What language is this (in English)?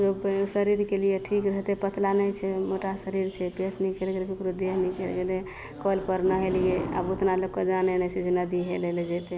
Maithili